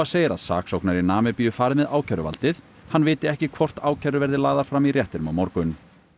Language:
Icelandic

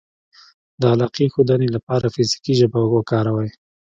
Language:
Pashto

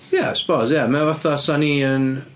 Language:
Welsh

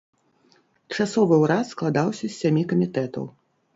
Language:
Belarusian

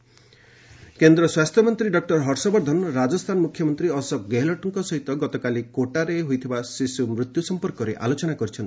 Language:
Odia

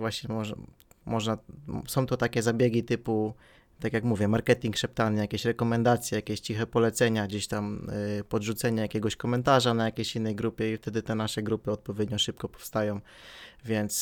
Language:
Polish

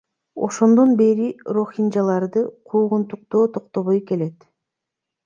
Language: Kyrgyz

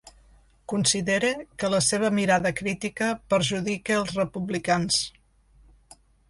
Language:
Catalan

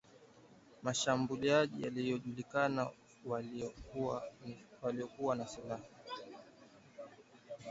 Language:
Swahili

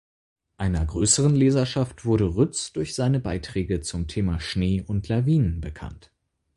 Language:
German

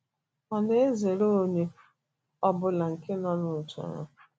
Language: Igbo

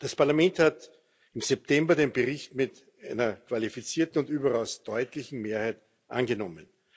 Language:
German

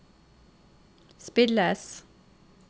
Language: Norwegian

